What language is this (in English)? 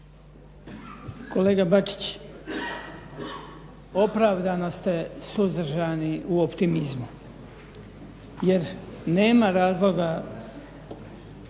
Croatian